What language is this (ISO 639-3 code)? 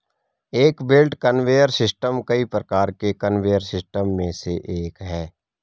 hin